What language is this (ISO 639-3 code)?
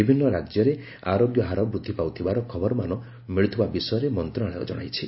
ori